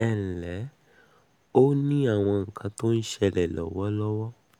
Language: Yoruba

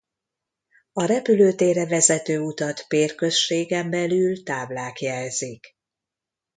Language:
Hungarian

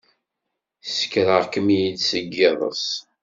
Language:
Kabyle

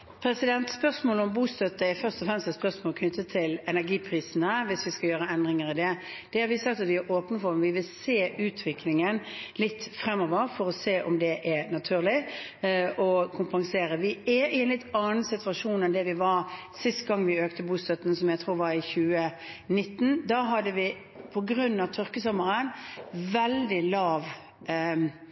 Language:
Norwegian Bokmål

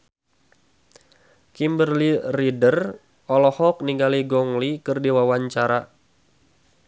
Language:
Sundanese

